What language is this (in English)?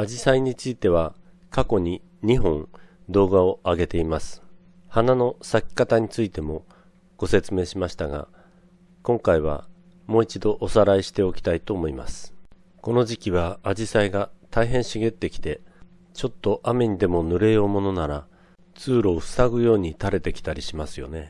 Japanese